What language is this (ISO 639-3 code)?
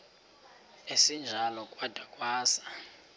xho